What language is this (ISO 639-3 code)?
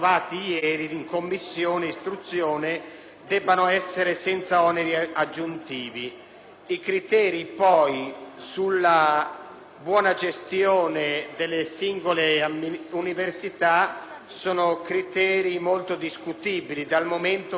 ita